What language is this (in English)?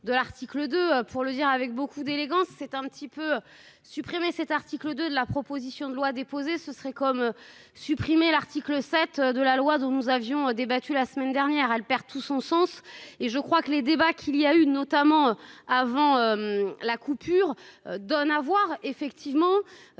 French